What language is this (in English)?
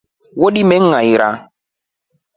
Rombo